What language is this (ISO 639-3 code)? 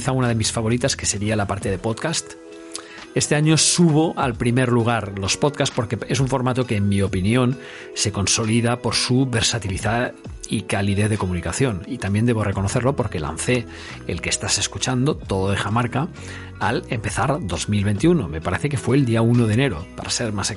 spa